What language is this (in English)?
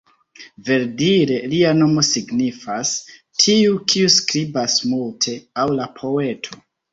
Esperanto